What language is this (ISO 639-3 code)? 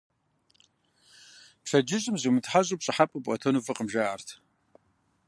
kbd